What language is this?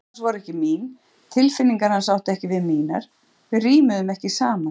Icelandic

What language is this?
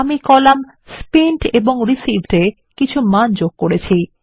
Bangla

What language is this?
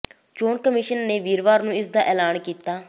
Punjabi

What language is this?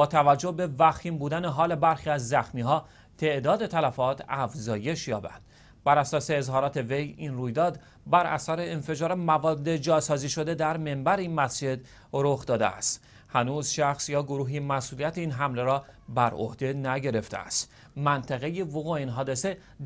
Persian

